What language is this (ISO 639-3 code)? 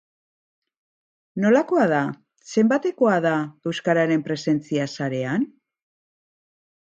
eus